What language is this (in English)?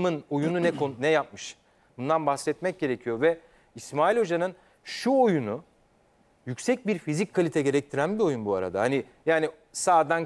Turkish